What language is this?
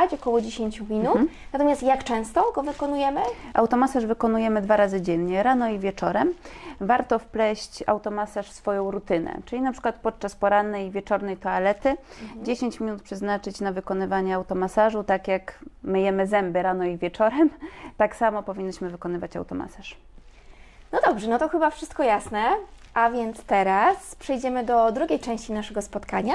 Polish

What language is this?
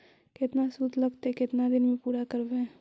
Magahi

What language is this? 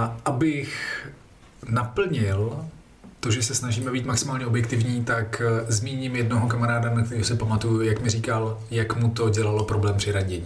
Czech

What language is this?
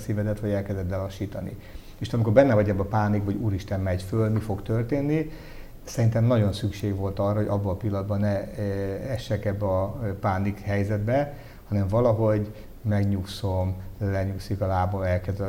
Hungarian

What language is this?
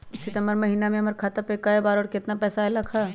Magahi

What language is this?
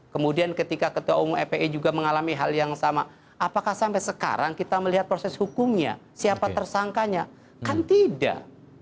Indonesian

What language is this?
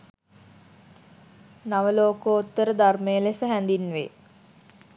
Sinhala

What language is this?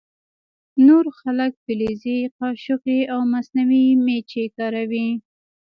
Pashto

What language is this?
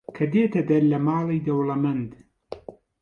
Central Kurdish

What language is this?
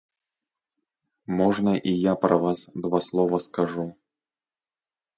Belarusian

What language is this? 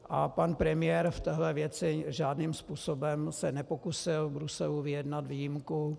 Czech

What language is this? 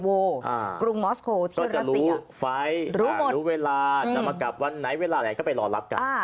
Thai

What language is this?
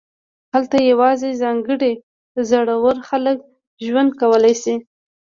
Pashto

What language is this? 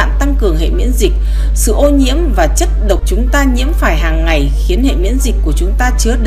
Vietnamese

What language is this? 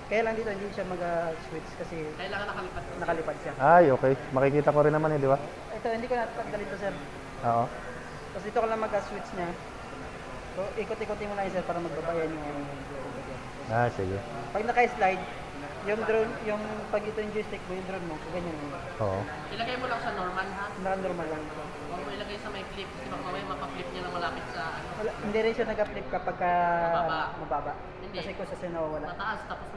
Filipino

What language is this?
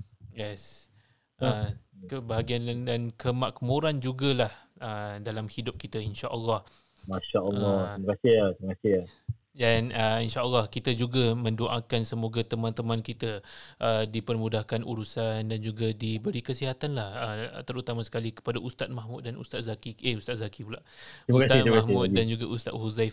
Malay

